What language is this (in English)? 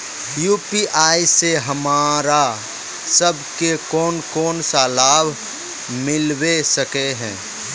Magahi